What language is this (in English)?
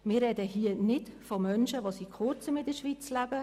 Swiss German